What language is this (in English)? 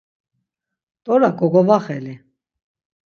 Laz